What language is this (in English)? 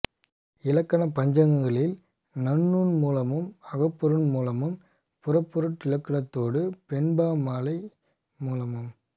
Tamil